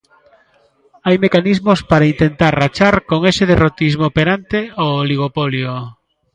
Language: Galician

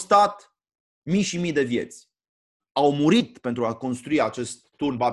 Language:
Romanian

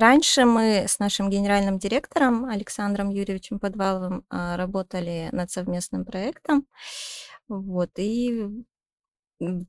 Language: Russian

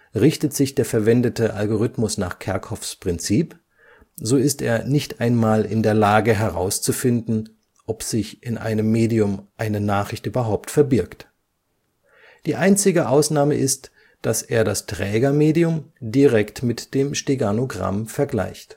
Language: German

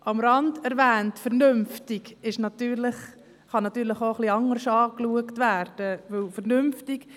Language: Swiss German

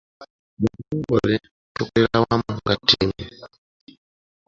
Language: Ganda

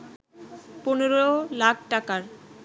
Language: Bangla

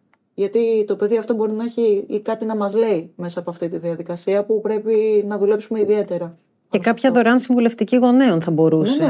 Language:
Greek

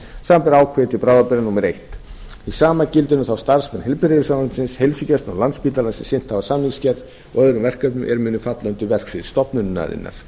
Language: Icelandic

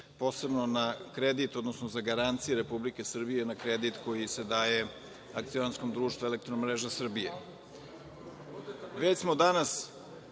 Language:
Serbian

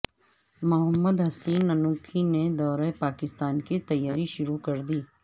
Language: Urdu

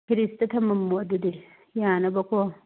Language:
Manipuri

